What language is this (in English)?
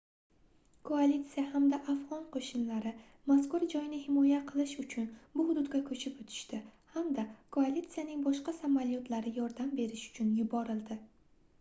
Uzbek